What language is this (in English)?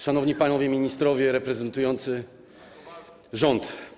Polish